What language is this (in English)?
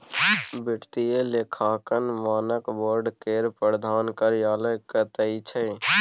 Maithili